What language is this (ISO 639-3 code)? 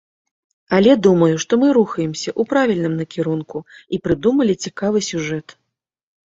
bel